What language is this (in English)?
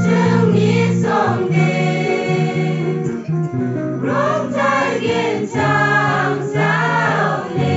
Korean